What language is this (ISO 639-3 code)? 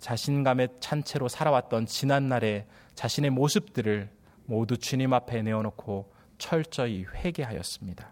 kor